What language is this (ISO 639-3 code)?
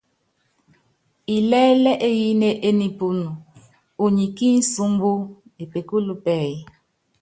yav